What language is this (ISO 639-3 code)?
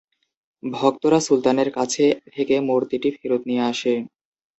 ben